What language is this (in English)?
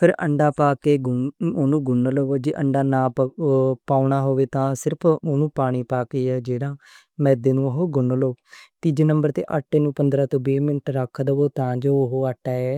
Western Panjabi